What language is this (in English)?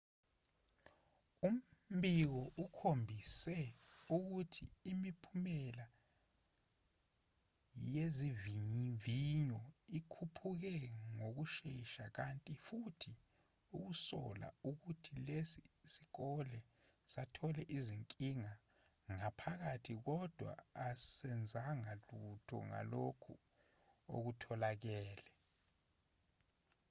Zulu